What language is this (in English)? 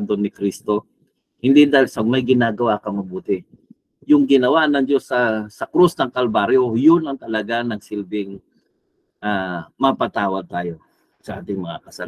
Filipino